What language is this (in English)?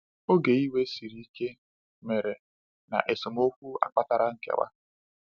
Igbo